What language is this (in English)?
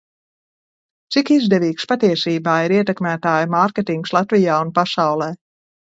Latvian